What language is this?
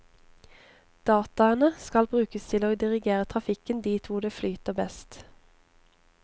Norwegian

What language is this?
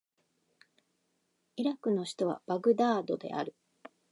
Japanese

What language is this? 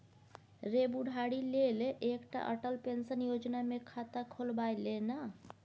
Maithili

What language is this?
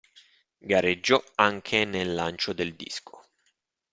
Italian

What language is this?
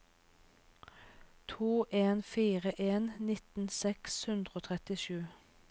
Norwegian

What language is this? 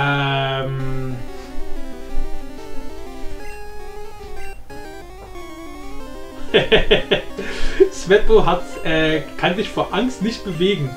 German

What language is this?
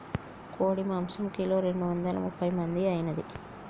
Telugu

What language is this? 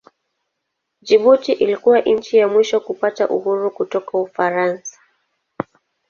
Swahili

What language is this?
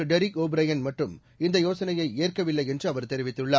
Tamil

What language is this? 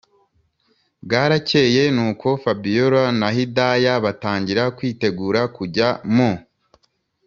Kinyarwanda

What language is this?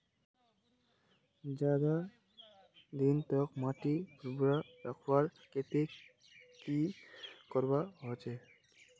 Magahi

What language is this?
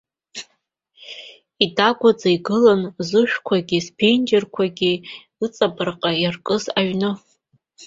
Abkhazian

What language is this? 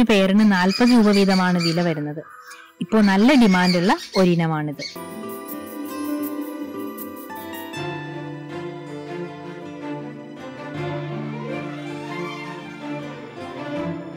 Turkish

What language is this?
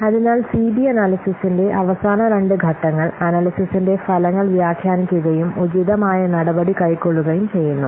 Malayalam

